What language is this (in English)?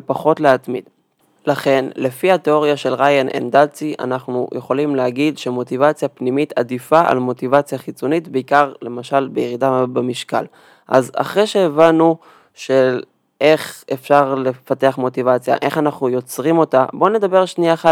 Hebrew